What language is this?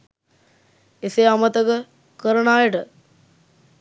Sinhala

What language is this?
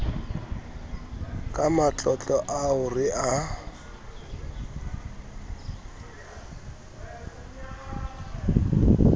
Southern Sotho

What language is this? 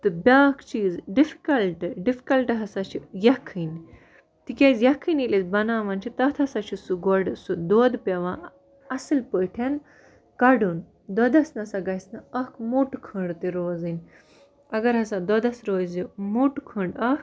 Kashmiri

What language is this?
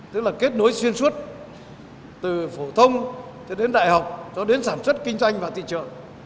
Vietnamese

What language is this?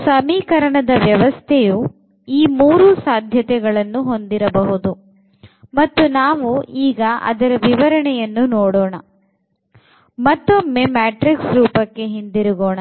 Kannada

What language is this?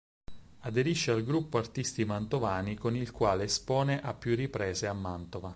Italian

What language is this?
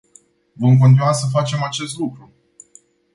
Romanian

